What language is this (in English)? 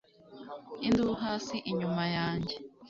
Kinyarwanda